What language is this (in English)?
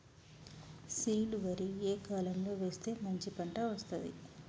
Telugu